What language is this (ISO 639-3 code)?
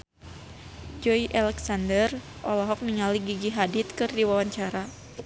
sun